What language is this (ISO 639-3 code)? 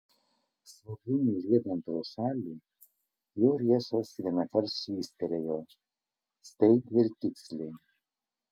lit